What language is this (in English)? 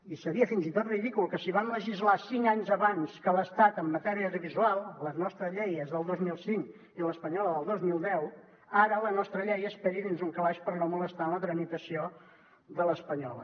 Catalan